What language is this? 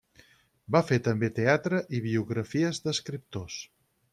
Catalan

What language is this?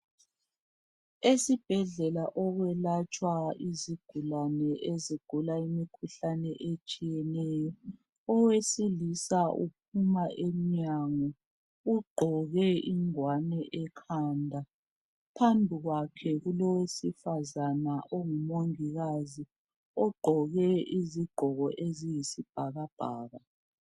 North Ndebele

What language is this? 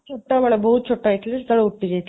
Odia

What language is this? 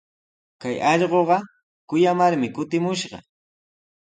Sihuas Ancash Quechua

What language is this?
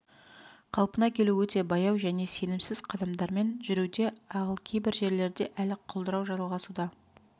Kazakh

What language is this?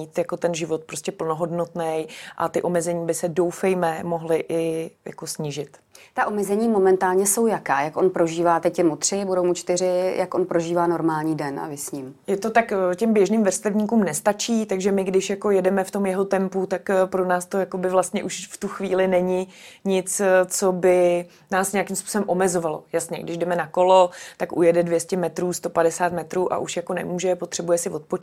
Czech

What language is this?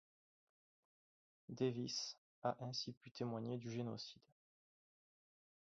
French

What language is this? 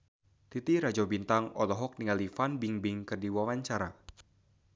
Sundanese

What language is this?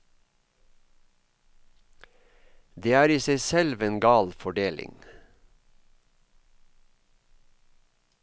Norwegian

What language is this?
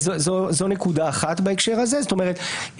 Hebrew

